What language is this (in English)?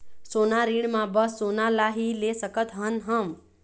Chhattisgarhi